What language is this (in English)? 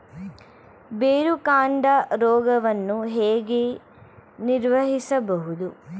Kannada